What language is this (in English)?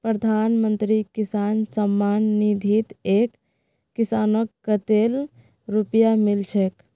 Magahi